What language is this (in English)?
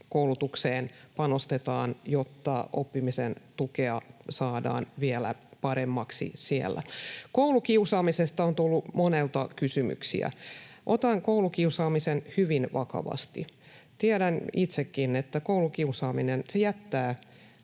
Finnish